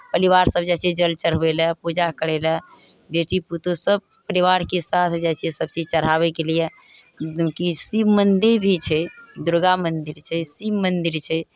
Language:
Maithili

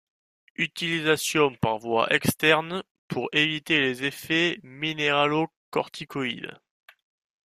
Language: French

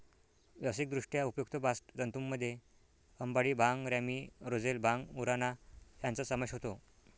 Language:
Marathi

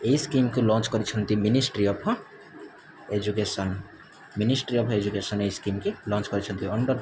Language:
Odia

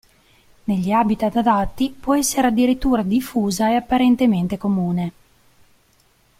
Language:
Italian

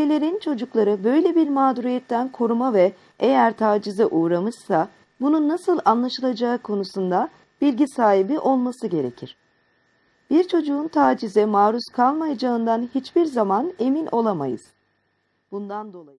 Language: Turkish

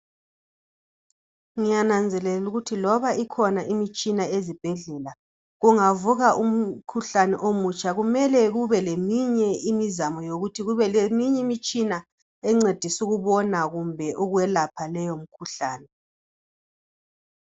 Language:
North Ndebele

